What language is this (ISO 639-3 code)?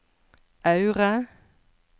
nor